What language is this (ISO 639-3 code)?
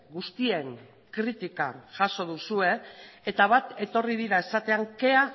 eus